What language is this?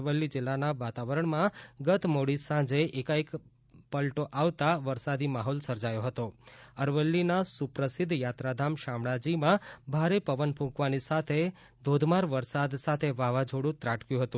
Gujarati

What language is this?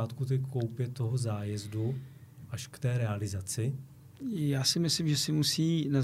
Czech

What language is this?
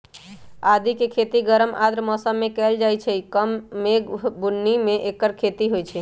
Magahi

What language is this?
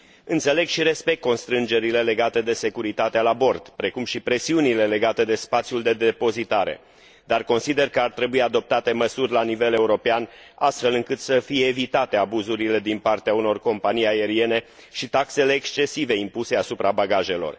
Romanian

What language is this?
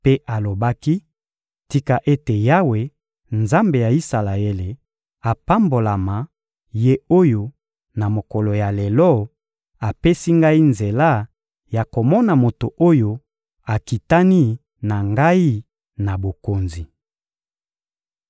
Lingala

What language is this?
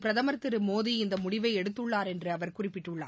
Tamil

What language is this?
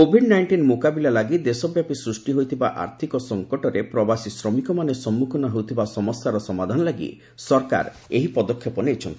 Odia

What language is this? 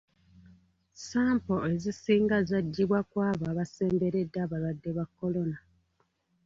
Ganda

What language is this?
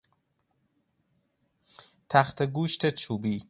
Persian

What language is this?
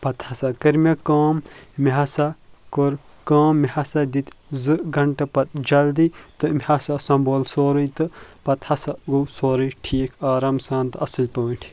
Kashmiri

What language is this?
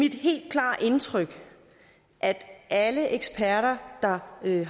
Danish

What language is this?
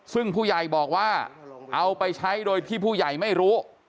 Thai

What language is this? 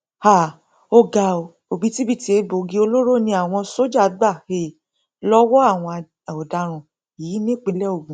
Yoruba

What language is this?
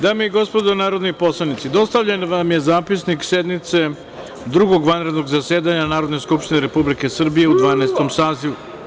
Serbian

